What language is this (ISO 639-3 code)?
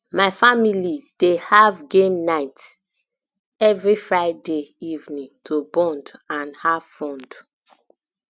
pcm